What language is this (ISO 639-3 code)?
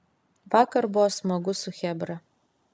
lit